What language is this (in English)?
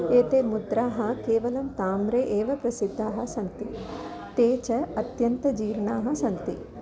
Sanskrit